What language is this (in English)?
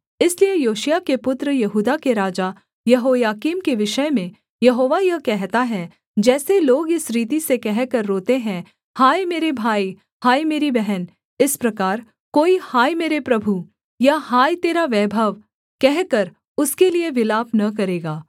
Hindi